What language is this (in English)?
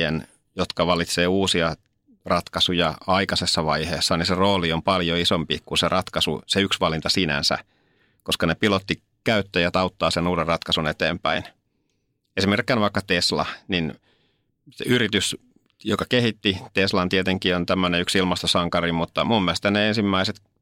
Finnish